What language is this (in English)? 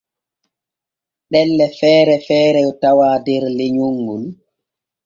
Borgu Fulfulde